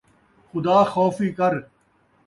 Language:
Saraiki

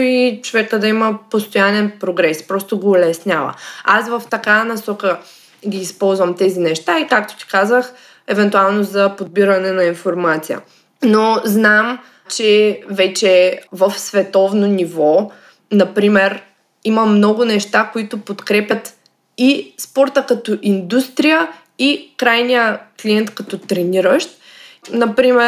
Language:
Bulgarian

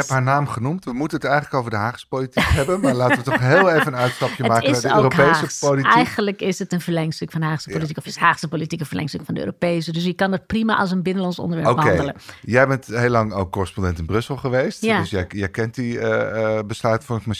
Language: Dutch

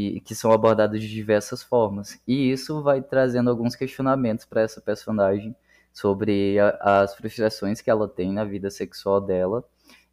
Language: Portuguese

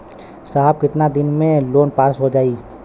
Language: Bhojpuri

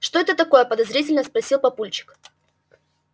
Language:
Russian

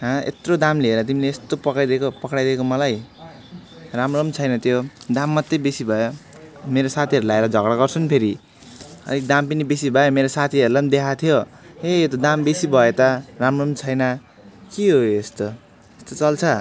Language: Nepali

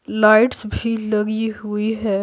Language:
Hindi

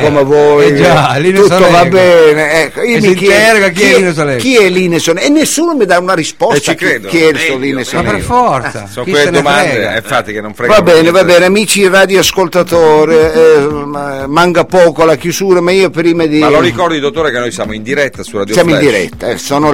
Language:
Italian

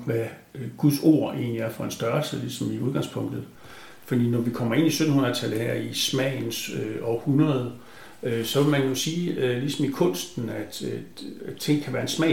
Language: Danish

